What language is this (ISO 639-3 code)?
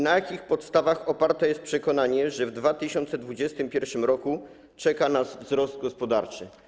pol